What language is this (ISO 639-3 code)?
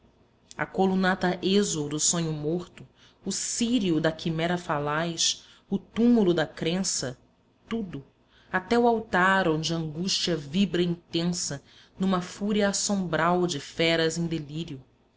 por